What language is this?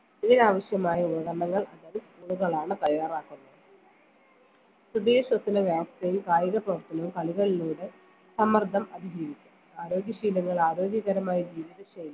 Malayalam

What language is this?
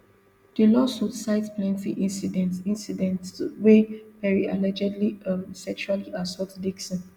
Nigerian Pidgin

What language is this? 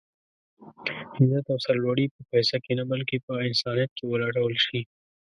Pashto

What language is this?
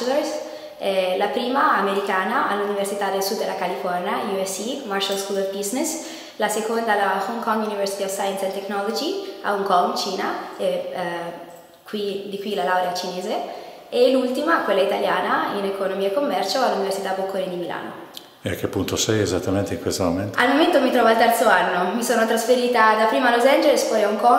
Italian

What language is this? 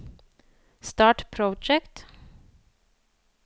Norwegian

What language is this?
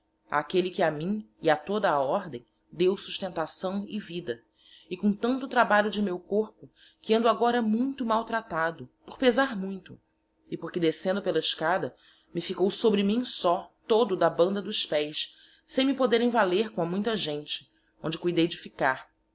Portuguese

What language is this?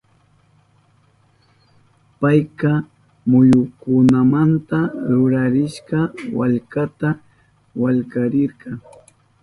Southern Pastaza Quechua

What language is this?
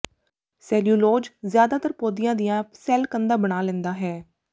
Punjabi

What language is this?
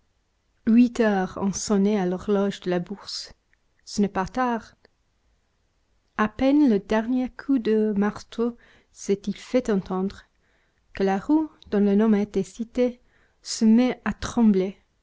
French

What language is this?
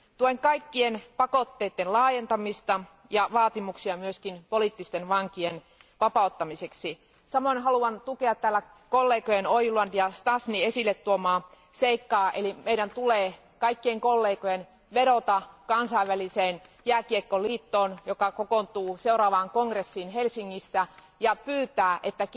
Finnish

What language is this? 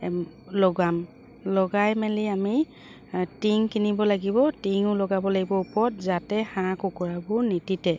Assamese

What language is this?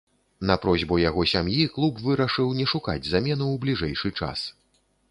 Belarusian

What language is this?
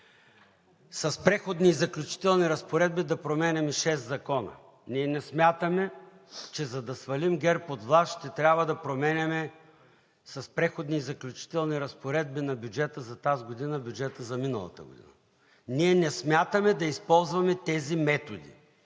Bulgarian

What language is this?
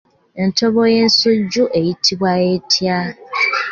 Ganda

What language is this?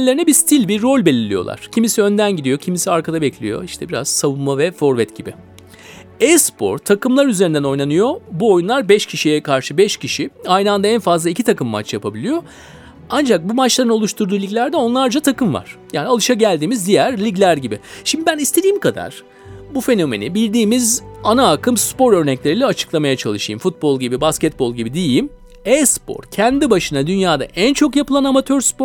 Turkish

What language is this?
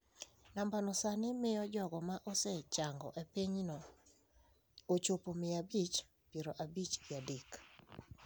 Luo (Kenya and Tanzania)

